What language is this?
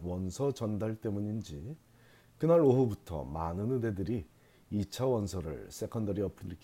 Korean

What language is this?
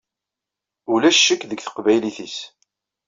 Kabyle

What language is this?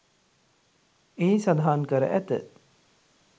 Sinhala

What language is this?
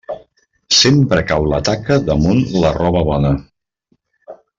Catalan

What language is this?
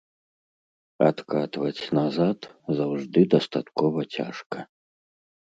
Belarusian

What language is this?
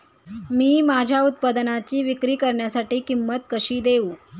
Marathi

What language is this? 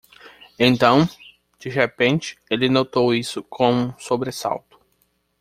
Portuguese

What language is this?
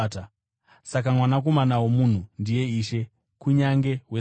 Shona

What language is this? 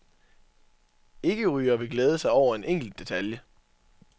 Danish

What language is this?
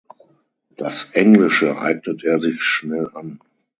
German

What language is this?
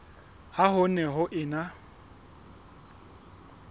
Southern Sotho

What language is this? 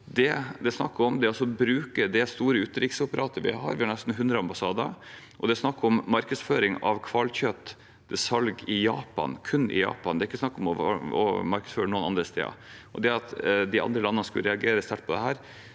Norwegian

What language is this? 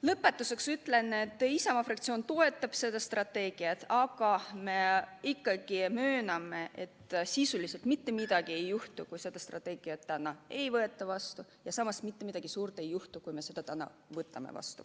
Estonian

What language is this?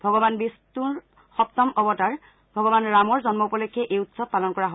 Assamese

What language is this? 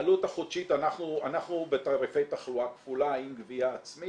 Hebrew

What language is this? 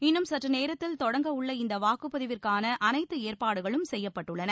Tamil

